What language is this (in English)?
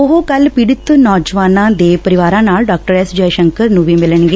Punjabi